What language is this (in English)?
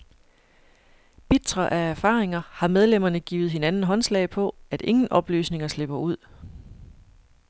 Danish